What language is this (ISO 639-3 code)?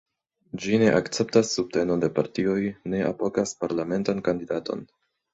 epo